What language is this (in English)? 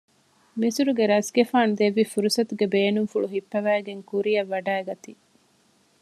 Divehi